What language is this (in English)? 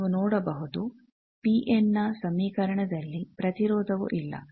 Kannada